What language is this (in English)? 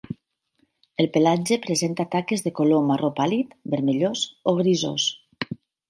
Catalan